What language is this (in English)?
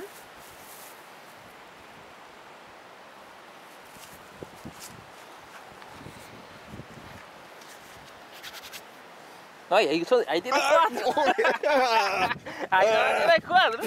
Spanish